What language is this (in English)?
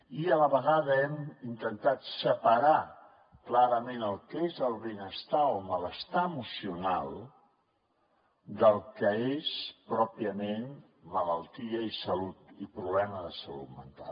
Catalan